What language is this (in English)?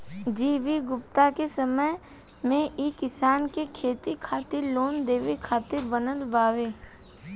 Bhojpuri